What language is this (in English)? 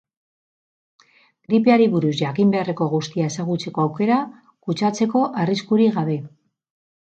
Basque